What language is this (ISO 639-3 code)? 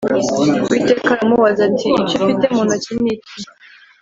kin